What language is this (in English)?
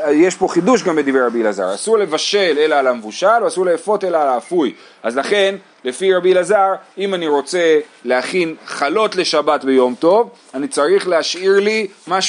Hebrew